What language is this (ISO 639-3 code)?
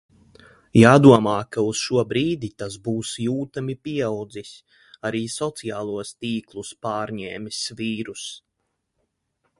lav